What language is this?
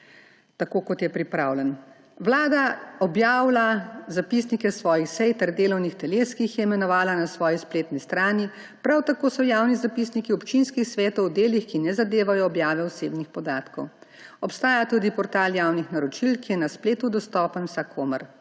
Slovenian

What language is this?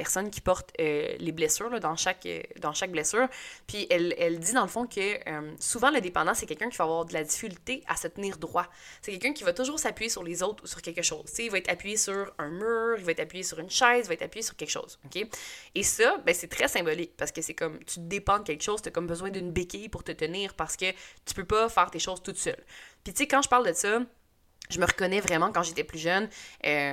French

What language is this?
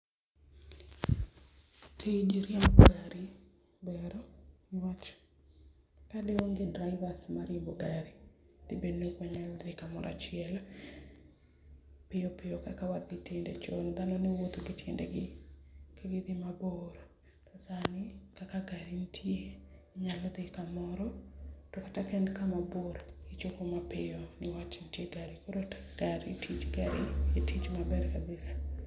Luo (Kenya and Tanzania)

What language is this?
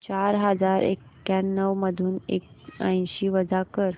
Marathi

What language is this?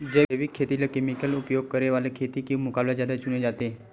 Chhattisgarhi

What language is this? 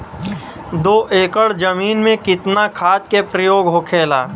Bhojpuri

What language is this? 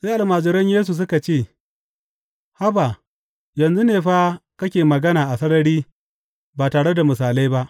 Hausa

